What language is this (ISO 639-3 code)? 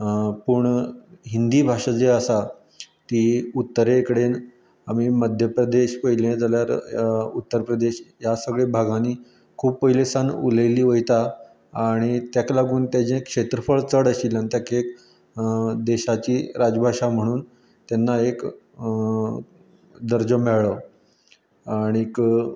kok